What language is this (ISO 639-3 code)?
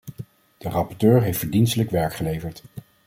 nld